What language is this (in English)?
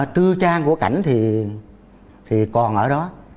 Vietnamese